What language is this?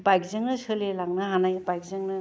Bodo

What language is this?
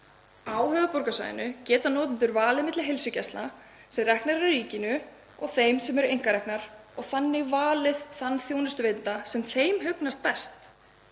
Icelandic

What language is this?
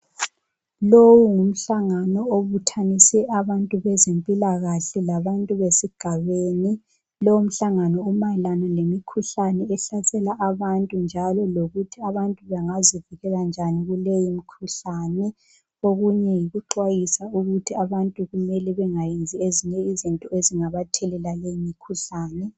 North Ndebele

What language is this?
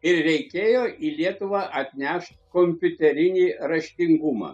Lithuanian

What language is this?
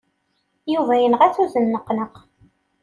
Kabyle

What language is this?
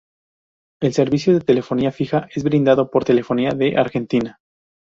Spanish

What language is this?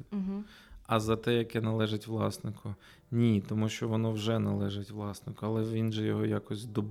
Ukrainian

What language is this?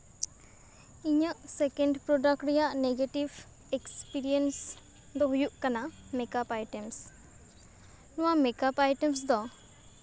Santali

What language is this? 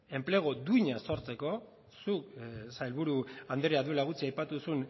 Basque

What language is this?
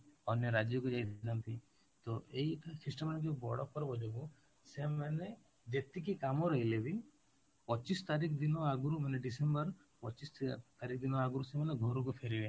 Odia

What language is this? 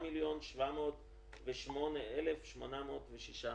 Hebrew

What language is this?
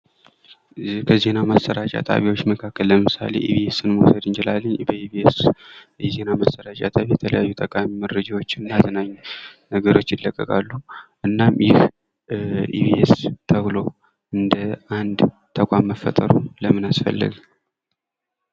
Amharic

